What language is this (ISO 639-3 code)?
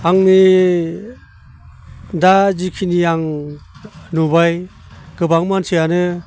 brx